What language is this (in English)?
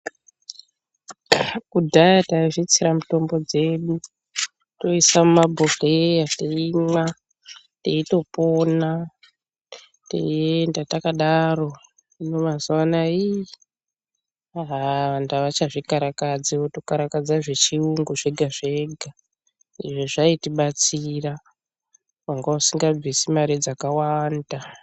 Ndau